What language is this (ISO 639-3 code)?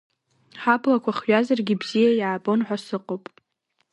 abk